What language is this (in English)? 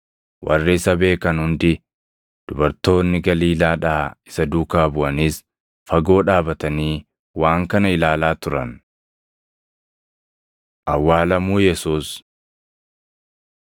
Oromo